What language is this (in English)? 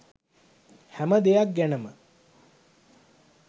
Sinhala